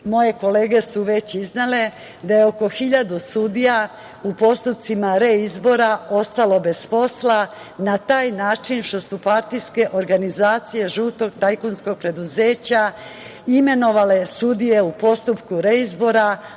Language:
Serbian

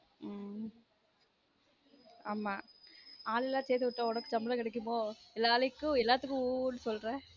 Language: Tamil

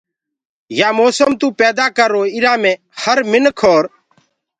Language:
Gurgula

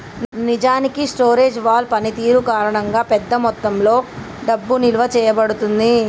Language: Telugu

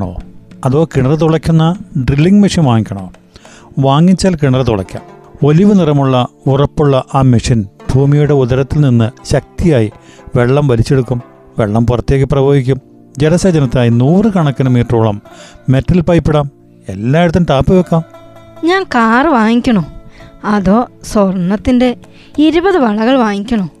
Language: Malayalam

